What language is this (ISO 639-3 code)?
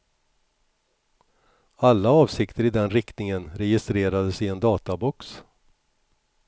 swe